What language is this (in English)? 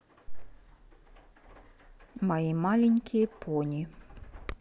Russian